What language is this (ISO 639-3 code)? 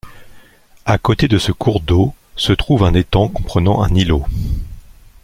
fra